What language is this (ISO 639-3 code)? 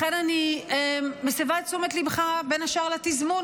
heb